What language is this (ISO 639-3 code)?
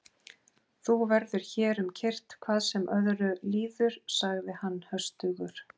isl